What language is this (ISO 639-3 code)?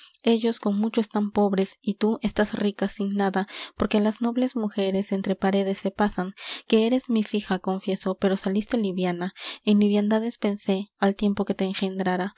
spa